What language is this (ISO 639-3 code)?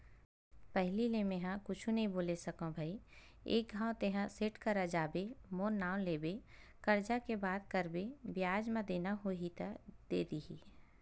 hne